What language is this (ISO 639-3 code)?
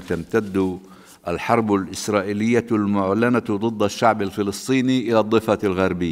ara